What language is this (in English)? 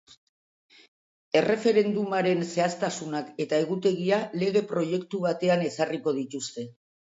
Basque